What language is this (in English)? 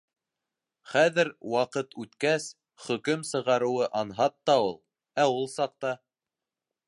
Bashkir